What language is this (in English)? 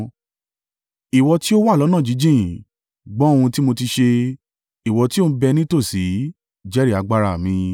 Yoruba